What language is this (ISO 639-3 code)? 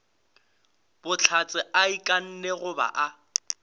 nso